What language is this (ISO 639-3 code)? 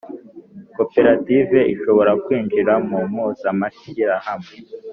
kin